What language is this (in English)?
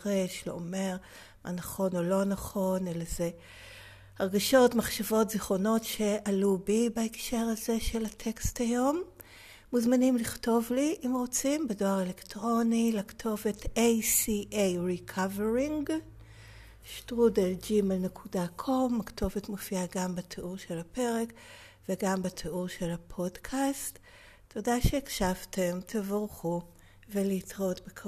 Hebrew